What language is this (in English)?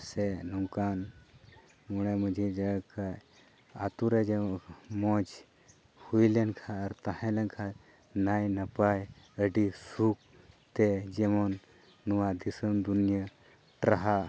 Santali